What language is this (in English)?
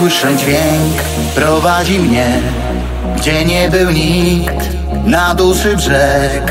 Polish